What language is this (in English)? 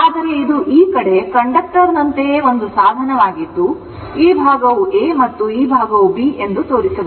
Kannada